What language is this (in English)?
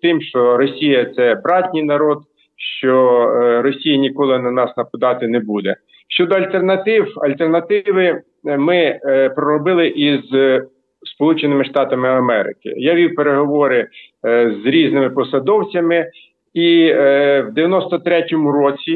Ukrainian